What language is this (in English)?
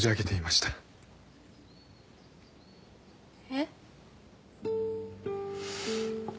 Japanese